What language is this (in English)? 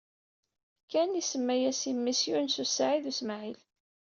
Kabyle